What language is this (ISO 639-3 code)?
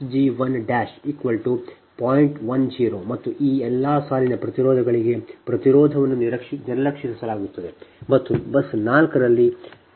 kan